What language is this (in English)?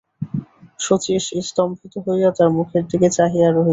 Bangla